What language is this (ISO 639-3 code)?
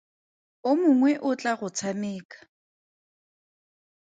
tsn